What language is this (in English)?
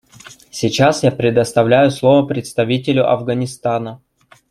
Russian